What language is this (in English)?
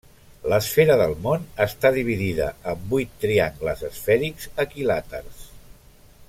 Catalan